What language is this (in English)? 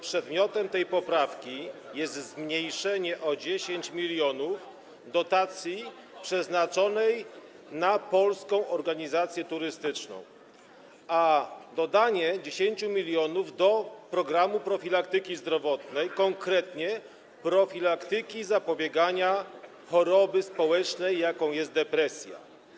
Polish